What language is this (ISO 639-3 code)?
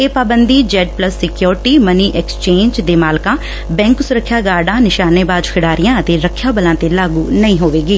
pan